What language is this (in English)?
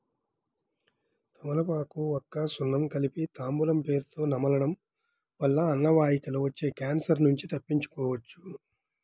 Telugu